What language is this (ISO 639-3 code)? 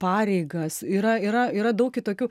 lit